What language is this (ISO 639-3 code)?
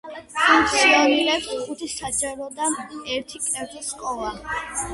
kat